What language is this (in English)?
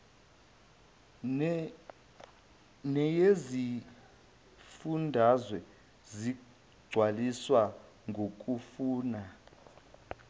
Zulu